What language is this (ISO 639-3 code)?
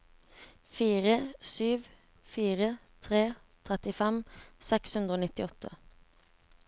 nor